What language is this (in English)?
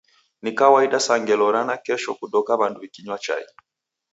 Taita